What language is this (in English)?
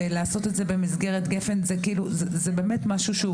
Hebrew